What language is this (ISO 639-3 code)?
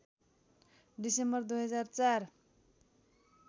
nep